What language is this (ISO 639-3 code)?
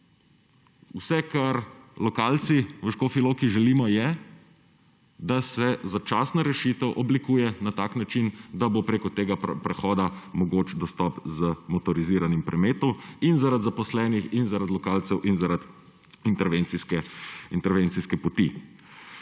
slv